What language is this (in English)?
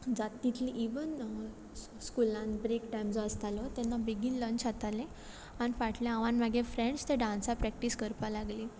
Konkani